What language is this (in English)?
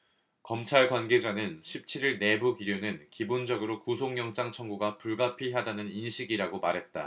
Korean